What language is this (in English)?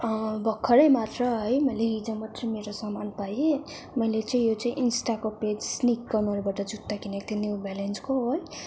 Nepali